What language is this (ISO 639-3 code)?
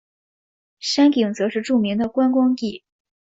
zho